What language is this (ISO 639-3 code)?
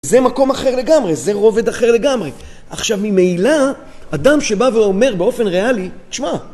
heb